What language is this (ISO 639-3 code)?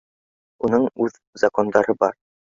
bak